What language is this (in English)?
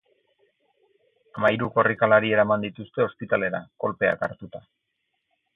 Basque